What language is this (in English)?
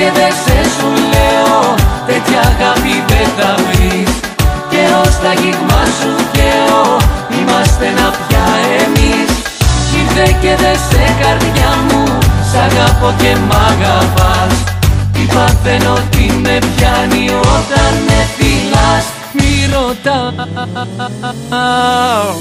Greek